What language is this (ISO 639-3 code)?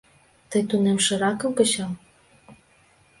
chm